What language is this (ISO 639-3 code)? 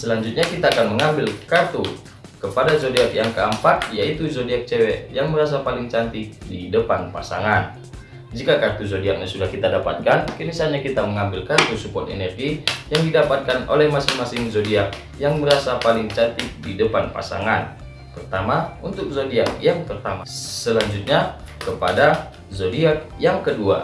ind